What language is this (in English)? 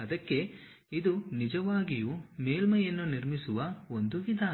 Kannada